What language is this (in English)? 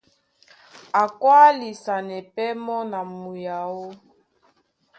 Duala